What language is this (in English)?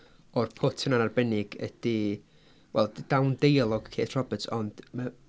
Welsh